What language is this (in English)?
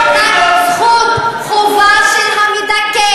Hebrew